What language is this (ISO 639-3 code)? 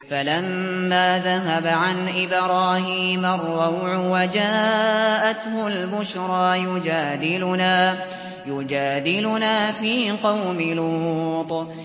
ara